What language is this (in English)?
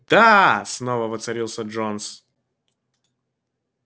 Russian